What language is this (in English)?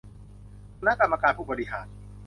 Thai